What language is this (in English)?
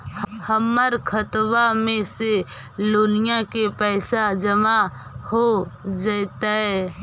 Magahi